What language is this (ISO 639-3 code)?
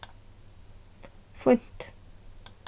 fao